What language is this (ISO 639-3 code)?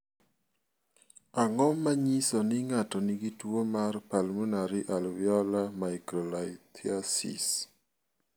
luo